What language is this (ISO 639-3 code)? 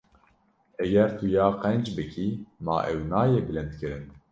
kur